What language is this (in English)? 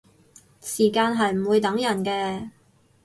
Cantonese